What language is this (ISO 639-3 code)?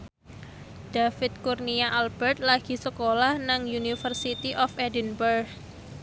jav